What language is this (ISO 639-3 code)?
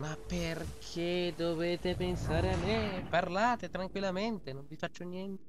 ita